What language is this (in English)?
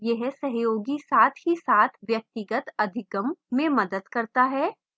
Hindi